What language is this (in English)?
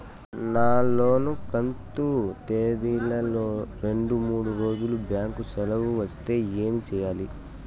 Telugu